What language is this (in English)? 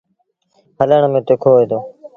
Sindhi Bhil